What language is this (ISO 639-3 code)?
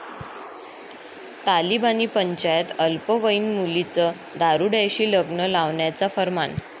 mar